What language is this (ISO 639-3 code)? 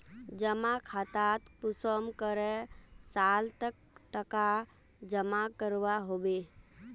mag